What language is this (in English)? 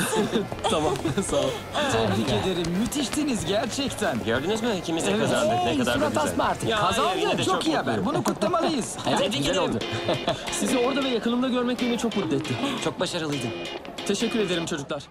Turkish